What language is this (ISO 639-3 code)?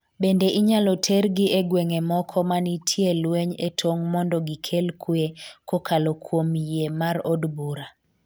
luo